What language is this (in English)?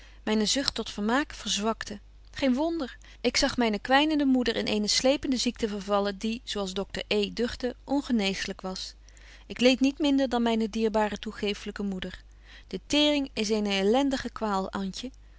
Dutch